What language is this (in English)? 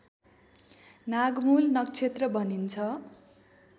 Nepali